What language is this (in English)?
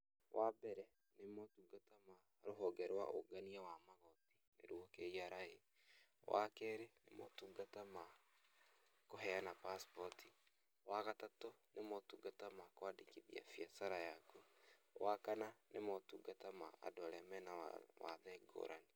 Kikuyu